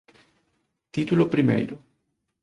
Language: Galician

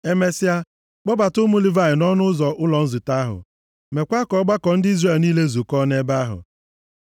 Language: Igbo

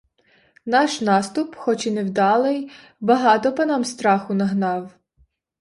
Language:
Ukrainian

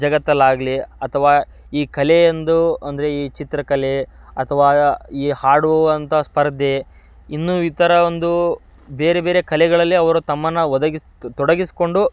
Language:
Kannada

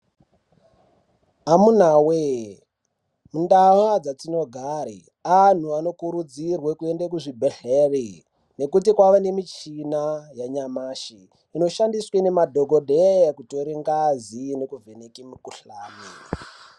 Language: Ndau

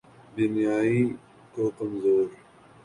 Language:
Urdu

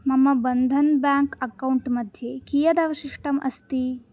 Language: Sanskrit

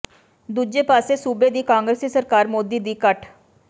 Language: Punjabi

